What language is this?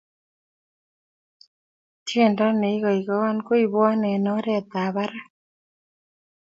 Kalenjin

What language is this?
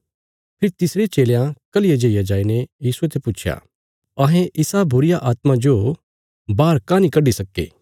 Bilaspuri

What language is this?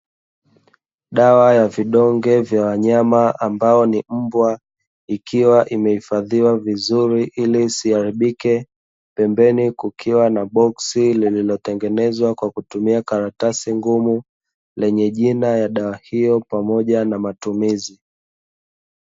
Swahili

